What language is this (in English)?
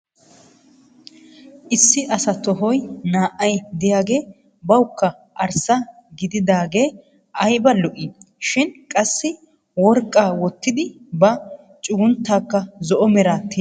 Wolaytta